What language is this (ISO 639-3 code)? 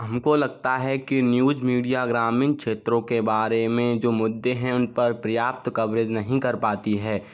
hin